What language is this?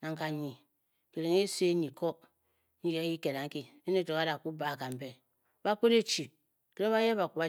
Bokyi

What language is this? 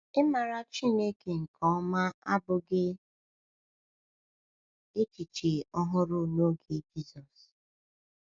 Igbo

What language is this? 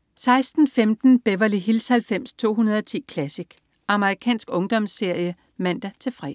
Danish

